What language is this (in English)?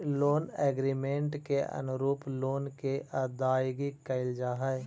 Magahi